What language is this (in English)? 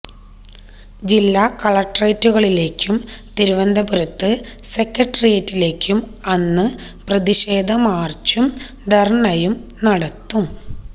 Malayalam